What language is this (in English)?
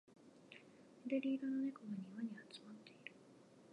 Japanese